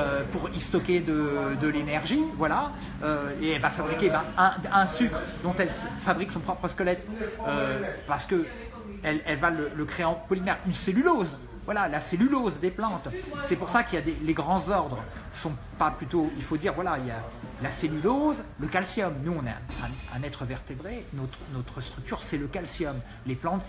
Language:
French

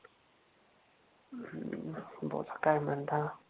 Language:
Marathi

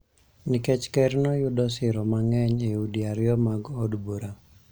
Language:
Luo (Kenya and Tanzania)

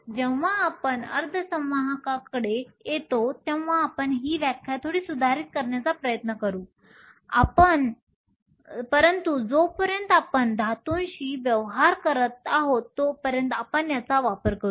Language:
Marathi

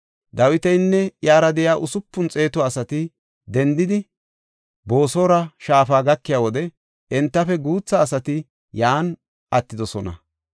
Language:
Gofa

